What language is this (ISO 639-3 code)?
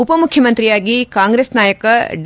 kan